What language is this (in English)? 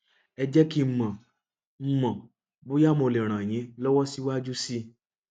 Yoruba